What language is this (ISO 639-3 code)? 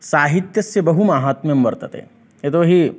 san